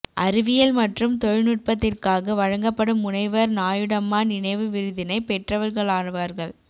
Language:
Tamil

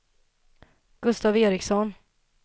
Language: Swedish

